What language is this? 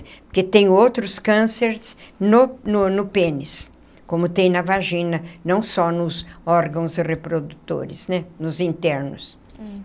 Portuguese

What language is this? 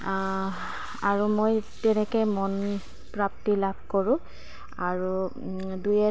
Assamese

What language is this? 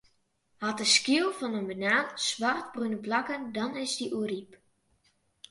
Western Frisian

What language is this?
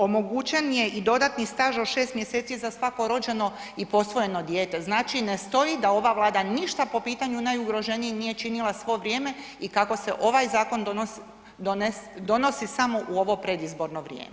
Croatian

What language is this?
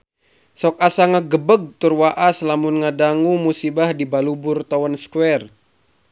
Sundanese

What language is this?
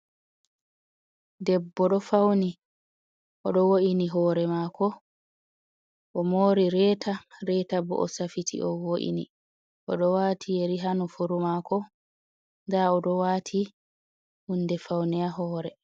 Fula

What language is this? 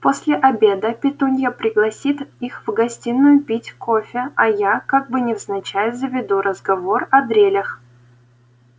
Russian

